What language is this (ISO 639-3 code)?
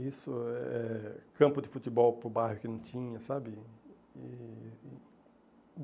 por